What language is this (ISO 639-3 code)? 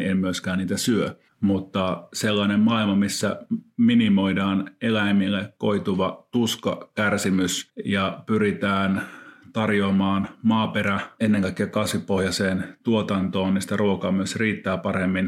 fin